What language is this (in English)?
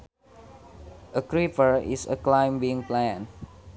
Sundanese